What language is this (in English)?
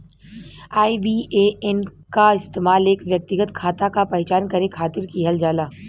Bhojpuri